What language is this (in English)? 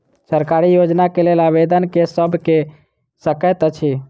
Maithili